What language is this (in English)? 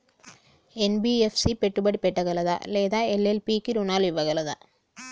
Telugu